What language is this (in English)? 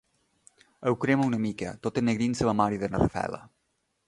Catalan